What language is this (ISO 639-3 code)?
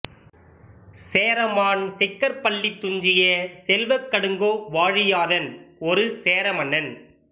tam